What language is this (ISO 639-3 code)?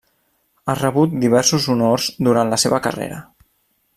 cat